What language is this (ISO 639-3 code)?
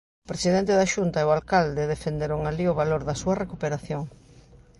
glg